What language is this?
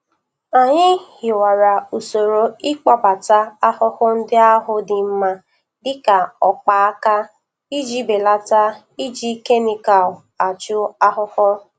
Igbo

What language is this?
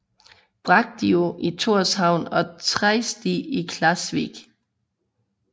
Danish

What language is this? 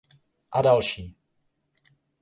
Czech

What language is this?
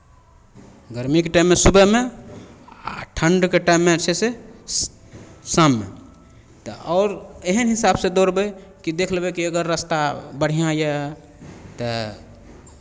Maithili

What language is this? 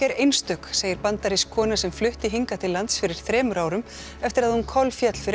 Icelandic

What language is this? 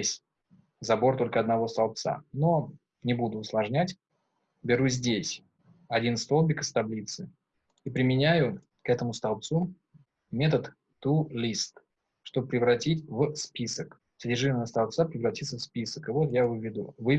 Russian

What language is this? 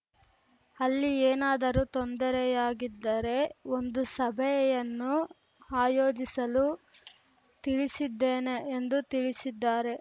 Kannada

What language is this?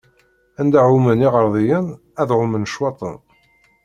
Kabyle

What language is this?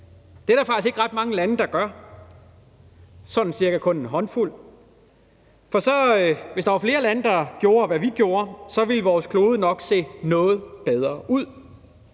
Danish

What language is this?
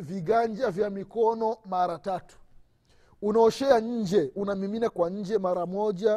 Swahili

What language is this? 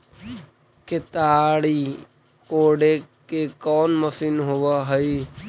Magahi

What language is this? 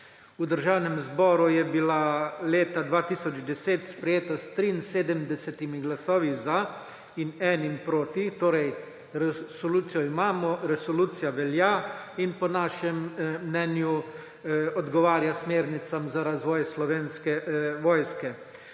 Slovenian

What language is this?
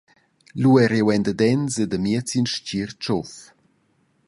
Romansh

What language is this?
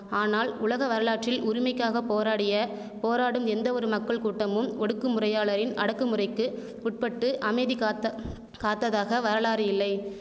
Tamil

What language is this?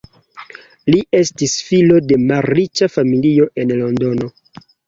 Esperanto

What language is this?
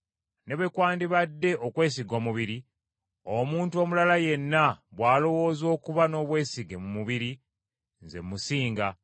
Ganda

